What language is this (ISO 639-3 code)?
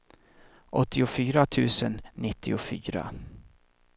swe